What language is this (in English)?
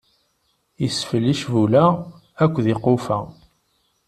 Kabyle